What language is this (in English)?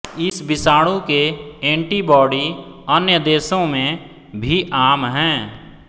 Hindi